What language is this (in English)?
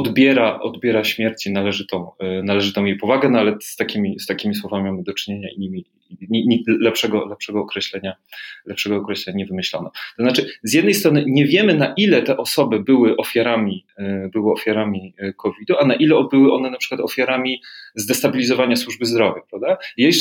Polish